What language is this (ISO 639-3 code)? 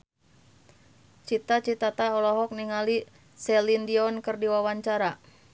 sun